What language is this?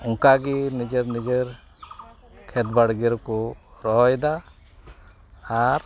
Santali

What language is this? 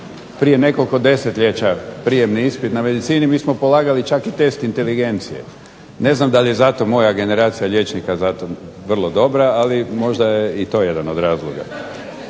Croatian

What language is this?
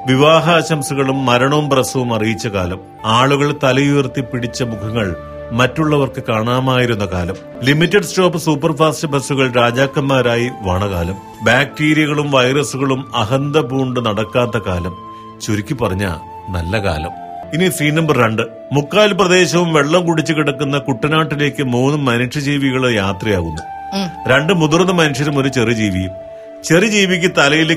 Malayalam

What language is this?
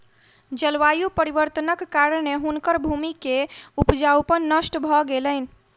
Maithili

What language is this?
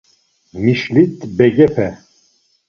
Laz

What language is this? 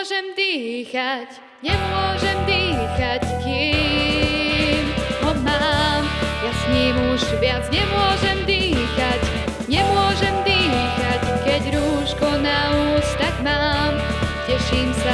Slovak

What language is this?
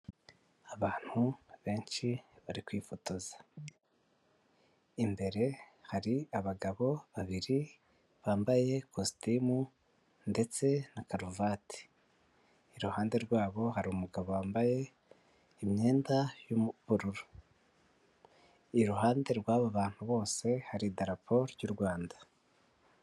Kinyarwanda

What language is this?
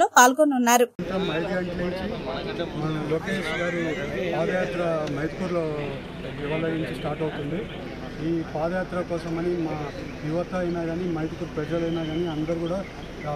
Arabic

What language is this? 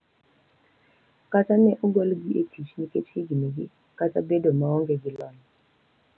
Luo (Kenya and Tanzania)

